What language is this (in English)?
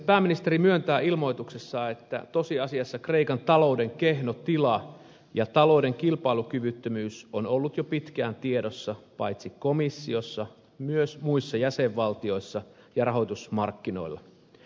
Finnish